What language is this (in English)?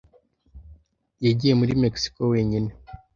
Kinyarwanda